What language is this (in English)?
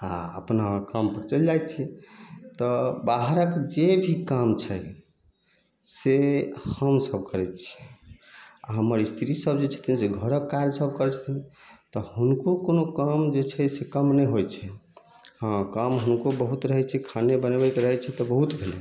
Maithili